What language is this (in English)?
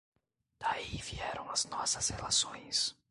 Portuguese